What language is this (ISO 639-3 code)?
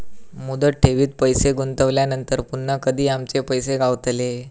mar